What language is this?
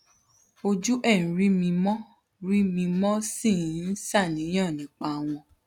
Yoruba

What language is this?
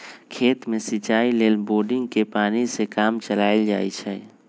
Magahi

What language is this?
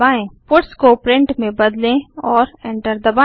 Hindi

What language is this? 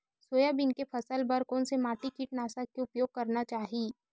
Chhattisgarhi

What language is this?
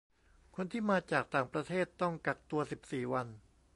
Thai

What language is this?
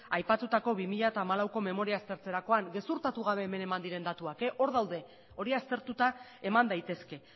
Basque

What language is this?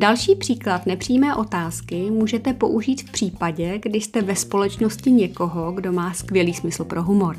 Czech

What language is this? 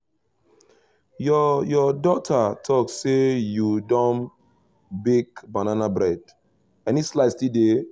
Nigerian Pidgin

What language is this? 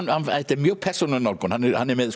Icelandic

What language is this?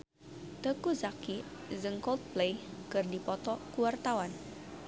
Sundanese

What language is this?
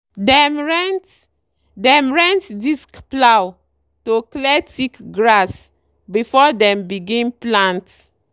Nigerian Pidgin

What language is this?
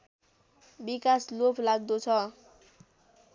Nepali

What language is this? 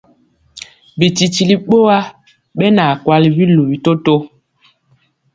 Mpiemo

